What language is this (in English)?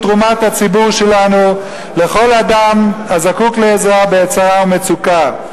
Hebrew